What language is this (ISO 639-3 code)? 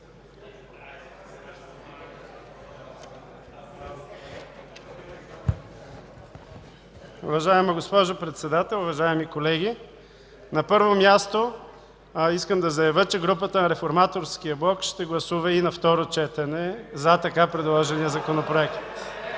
bul